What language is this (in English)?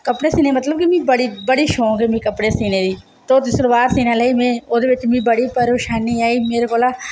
Dogri